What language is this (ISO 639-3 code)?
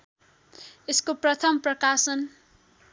nep